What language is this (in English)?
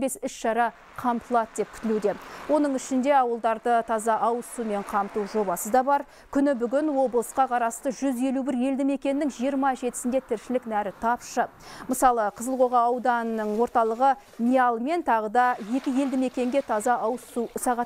Turkish